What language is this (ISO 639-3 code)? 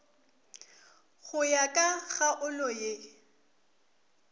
nso